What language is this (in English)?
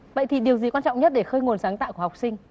Vietnamese